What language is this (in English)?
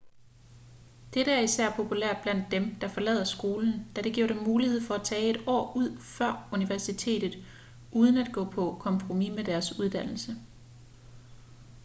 Danish